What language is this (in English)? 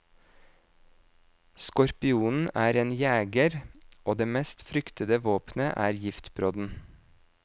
Norwegian